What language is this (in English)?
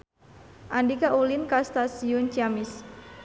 Sundanese